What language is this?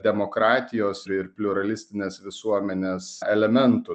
Lithuanian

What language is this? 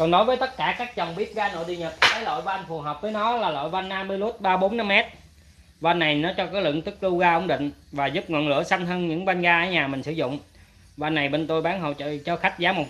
Vietnamese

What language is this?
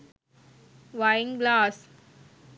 Sinhala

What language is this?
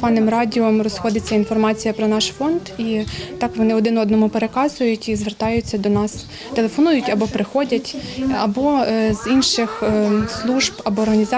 Ukrainian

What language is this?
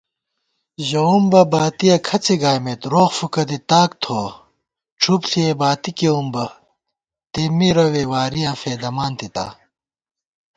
Gawar-Bati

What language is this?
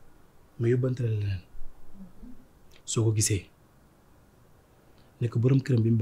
French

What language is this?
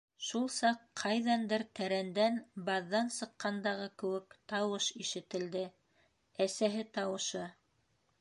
Bashkir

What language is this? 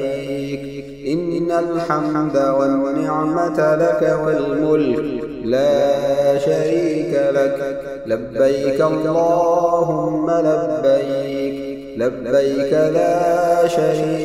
Arabic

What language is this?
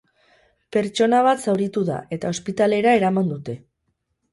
Basque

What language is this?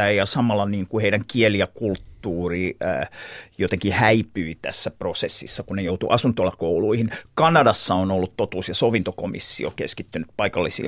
Finnish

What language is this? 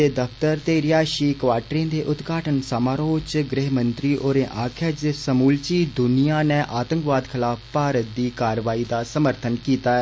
Dogri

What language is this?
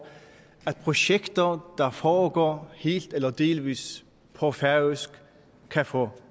Danish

